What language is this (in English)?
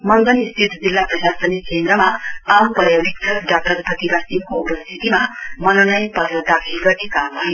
Nepali